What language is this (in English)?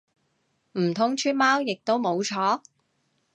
Cantonese